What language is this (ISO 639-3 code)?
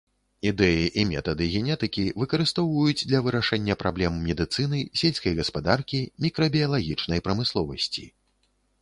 bel